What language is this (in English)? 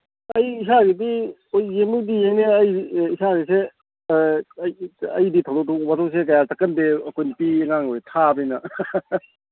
Manipuri